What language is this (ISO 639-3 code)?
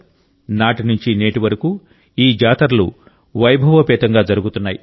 tel